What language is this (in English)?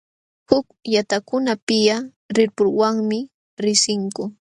Jauja Wanca Quechua